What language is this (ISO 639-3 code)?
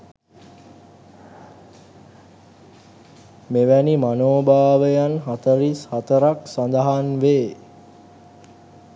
sin